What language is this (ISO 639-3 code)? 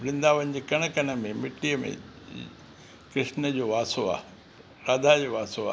snd